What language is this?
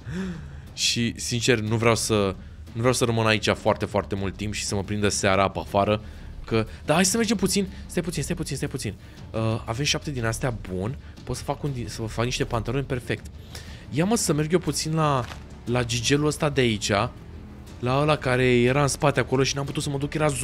Romanian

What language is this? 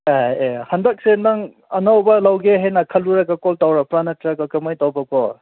Manipuri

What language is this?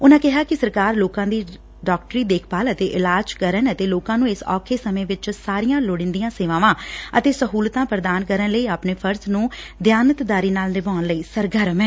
Punjabi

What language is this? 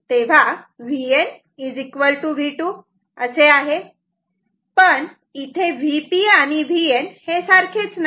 Marathi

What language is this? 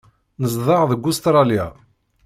Kabyle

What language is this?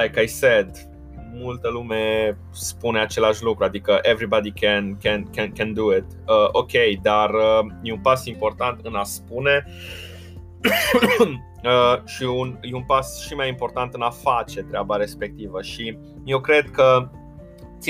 Romanian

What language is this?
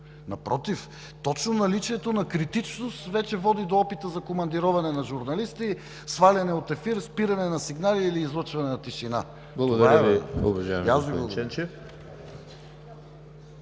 Bulgarian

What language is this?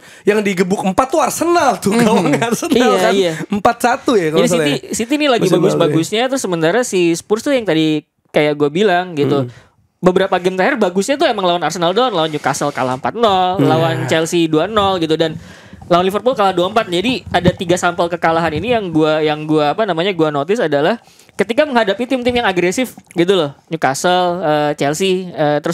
Indonesian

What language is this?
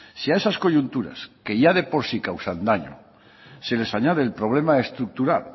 Spanish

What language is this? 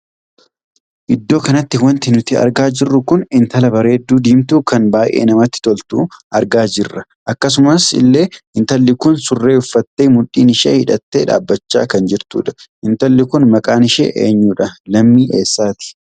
Oromo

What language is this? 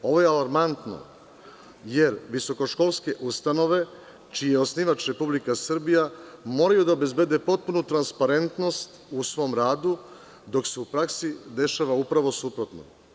Serbian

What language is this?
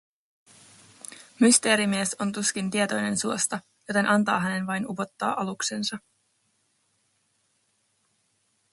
Finnish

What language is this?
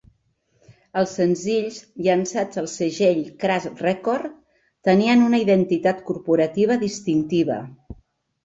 Catalan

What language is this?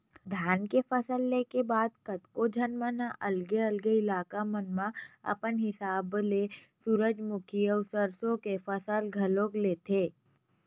Chhattisgarhi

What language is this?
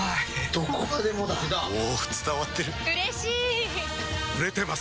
Japanese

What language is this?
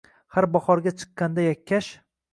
Uzbek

